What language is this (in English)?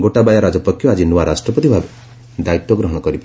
Odia